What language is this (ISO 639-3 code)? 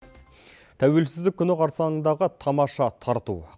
kaz